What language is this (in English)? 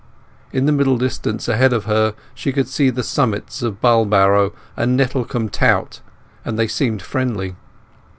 English